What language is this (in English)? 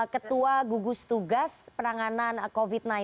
Indonesian